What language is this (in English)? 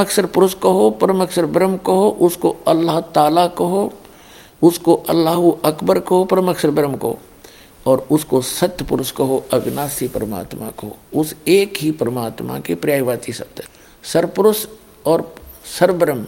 Hindi